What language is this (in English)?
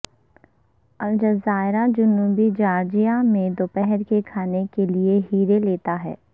Urdu